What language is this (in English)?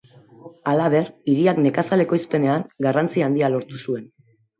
Basque